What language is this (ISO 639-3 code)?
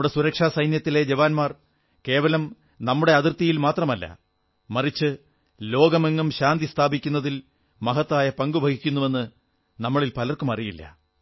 mal